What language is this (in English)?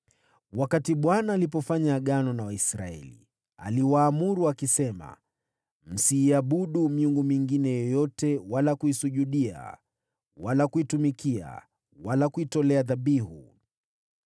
Swahili